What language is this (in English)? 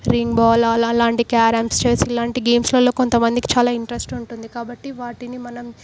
Telugu